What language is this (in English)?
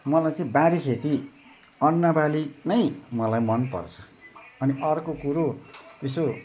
Nepali